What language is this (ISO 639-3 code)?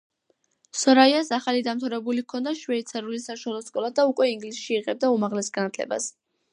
kat